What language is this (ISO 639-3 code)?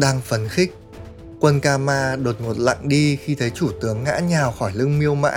vie